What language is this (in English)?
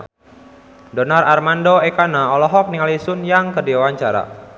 Sundanese